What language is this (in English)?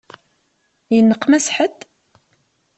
Kabyle